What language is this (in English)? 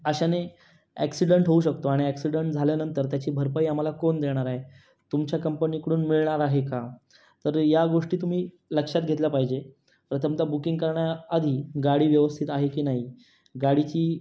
Marathi